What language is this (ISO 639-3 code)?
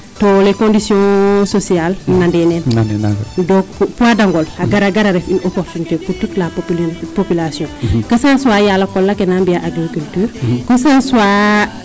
srr